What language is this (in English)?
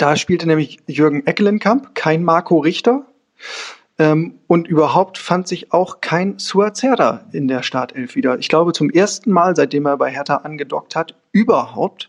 German